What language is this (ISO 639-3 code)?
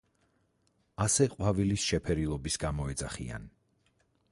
kat